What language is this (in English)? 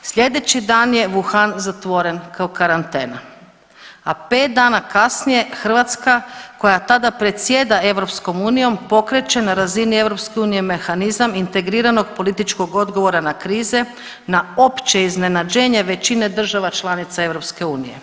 Croatian